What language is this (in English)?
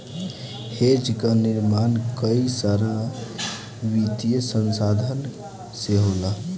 Bhojpuri